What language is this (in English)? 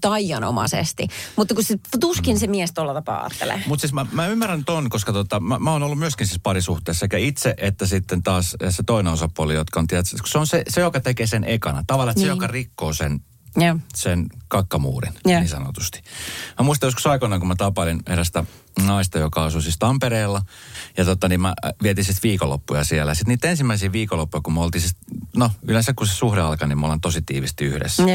Finnish